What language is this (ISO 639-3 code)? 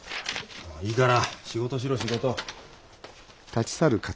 jpn